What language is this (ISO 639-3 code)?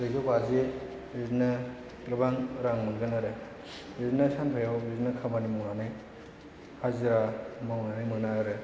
brx